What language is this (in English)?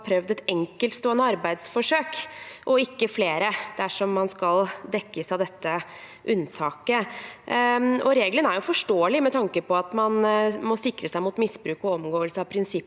Norwegian